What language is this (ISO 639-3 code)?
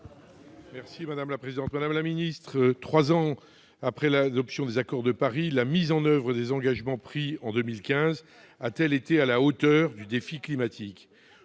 fra